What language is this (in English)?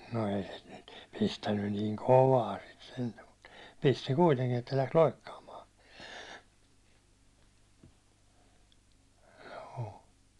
Finnish